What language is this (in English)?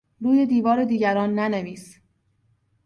Persian